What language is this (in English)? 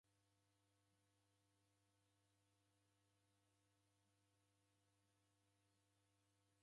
Taita